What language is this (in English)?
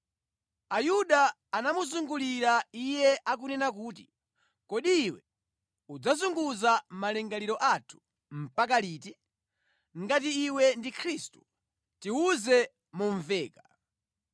Nyanja